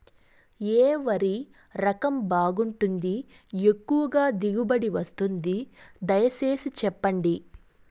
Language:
Telugu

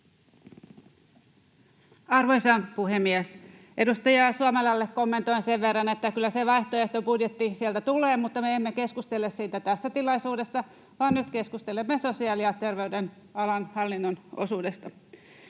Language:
Finnish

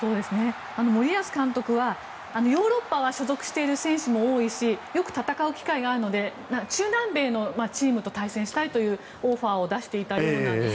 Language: Japanese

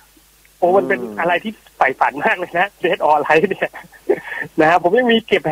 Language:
Thai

